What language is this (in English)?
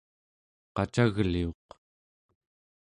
Central Yupik